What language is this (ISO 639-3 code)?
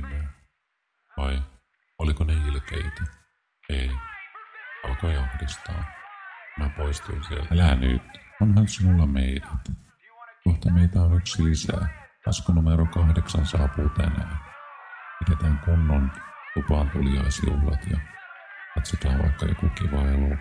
fin